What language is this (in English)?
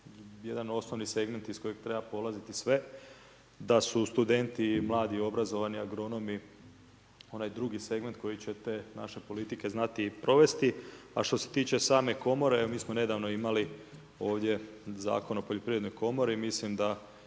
Croatian